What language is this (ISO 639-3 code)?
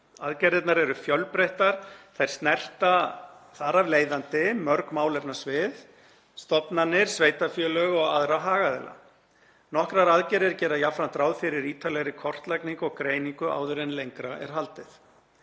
isl